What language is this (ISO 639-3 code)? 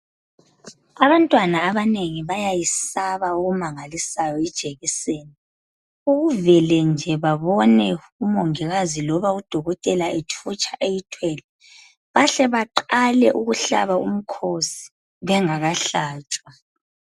nde